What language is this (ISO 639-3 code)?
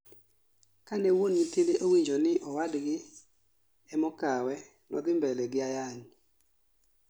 luo